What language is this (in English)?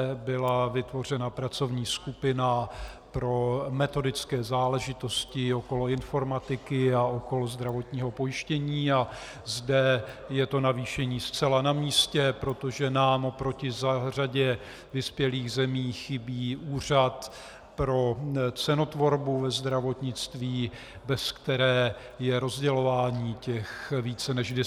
Czech